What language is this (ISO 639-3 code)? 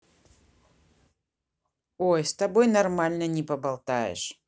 rus